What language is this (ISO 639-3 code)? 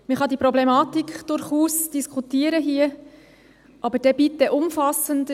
gsw